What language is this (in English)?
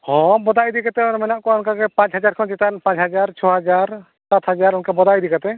Santali